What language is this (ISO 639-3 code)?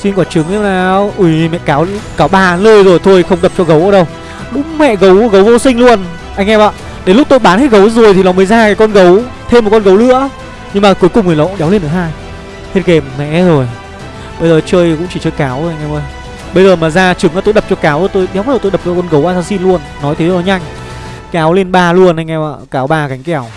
vie